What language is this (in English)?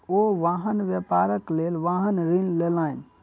Maithili